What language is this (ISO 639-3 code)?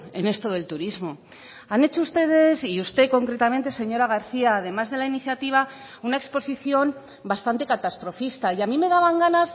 spa